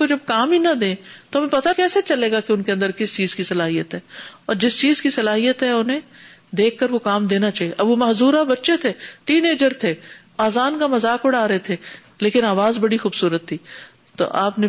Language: Urdu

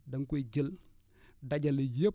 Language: Wolof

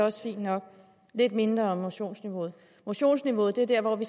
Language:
Danish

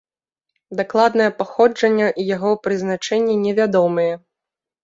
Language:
Belarusian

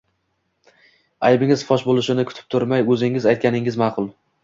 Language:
Uzbek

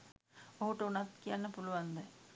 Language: Sinhala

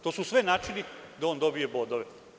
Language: Serbian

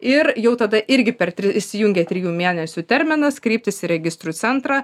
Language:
Lithuanian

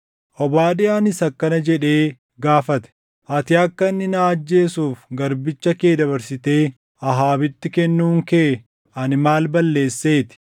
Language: Oromo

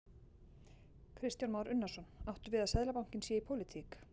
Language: Icelandic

